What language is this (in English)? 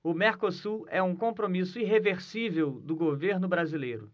Portuguese